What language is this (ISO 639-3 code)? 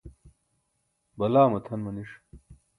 bsk